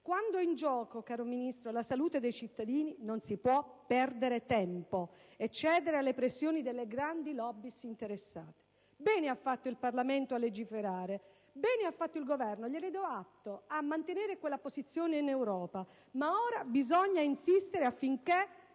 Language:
Italian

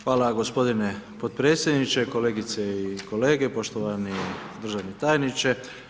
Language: Croatian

